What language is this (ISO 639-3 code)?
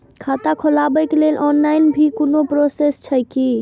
mai